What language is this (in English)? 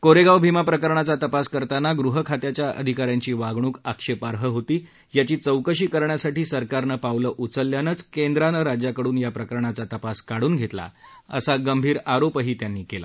Marathi